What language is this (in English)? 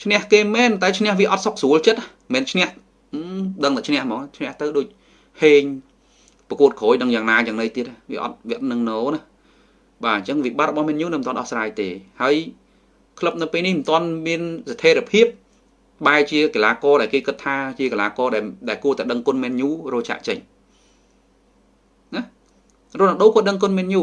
Vietnamese